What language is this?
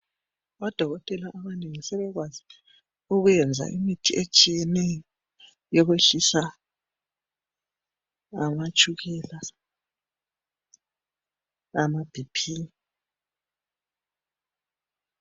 North Ndebele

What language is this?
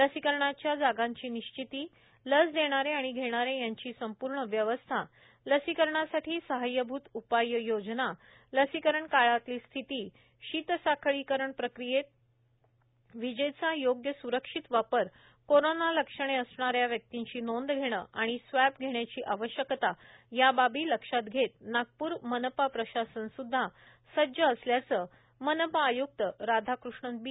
Marathi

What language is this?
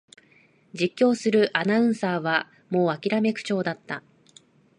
Japanese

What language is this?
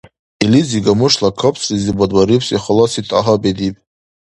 Dargwa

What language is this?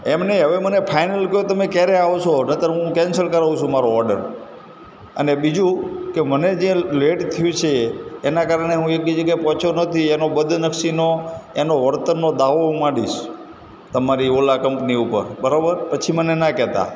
Gujarati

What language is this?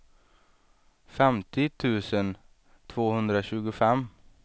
Swedish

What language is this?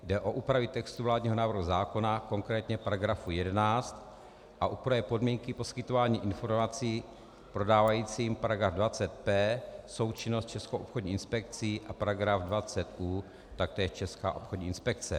Czech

